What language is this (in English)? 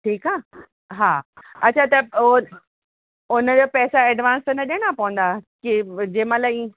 Sindhi